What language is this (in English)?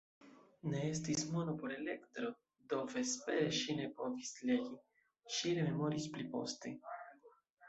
Esperanto